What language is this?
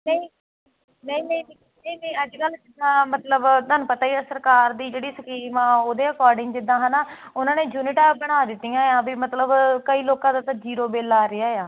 Punjabi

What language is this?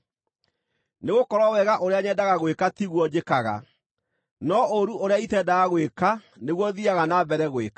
Kikuyu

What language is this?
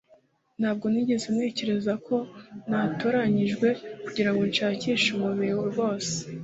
Kinyarwanda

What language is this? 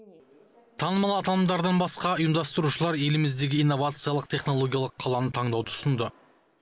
Kazakh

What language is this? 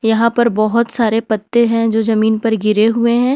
Hindi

